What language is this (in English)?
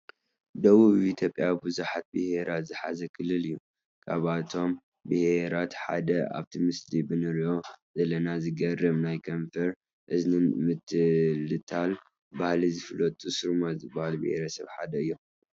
Tigrinya